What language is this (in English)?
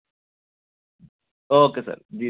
Dogri